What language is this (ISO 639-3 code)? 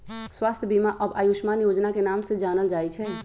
mag